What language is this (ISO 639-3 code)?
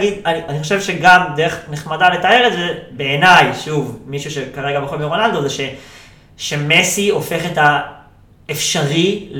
heb